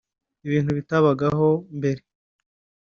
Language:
Kinyarwanda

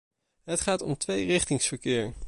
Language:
Dutch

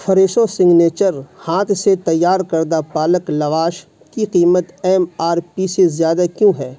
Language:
Urdu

